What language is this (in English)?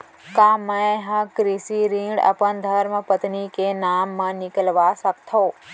Chhattisgarhi